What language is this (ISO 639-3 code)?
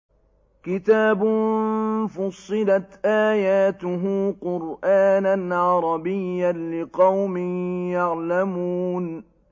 ara